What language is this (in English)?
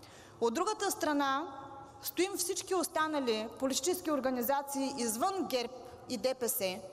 Bulgarian